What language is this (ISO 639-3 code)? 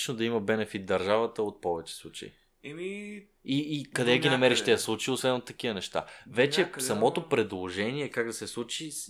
bul